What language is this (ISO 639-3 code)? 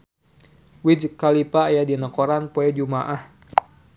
sun